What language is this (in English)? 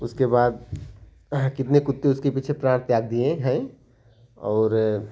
Hindi